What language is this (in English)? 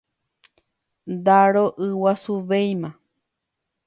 Guarani